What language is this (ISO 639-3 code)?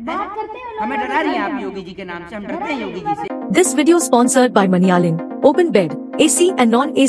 hin